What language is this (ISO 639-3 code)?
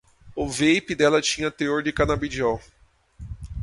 por